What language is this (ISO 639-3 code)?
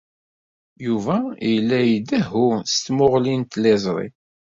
kab